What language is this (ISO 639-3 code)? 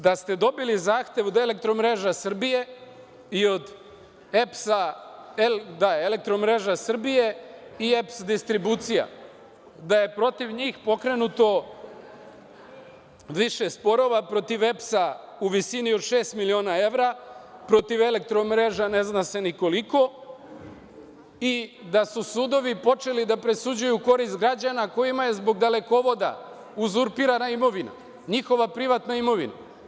srp